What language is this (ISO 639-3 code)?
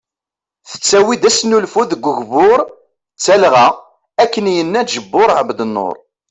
kab